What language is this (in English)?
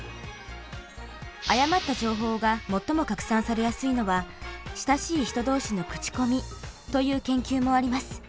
Japanese